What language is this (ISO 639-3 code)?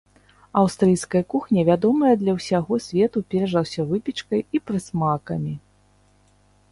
bel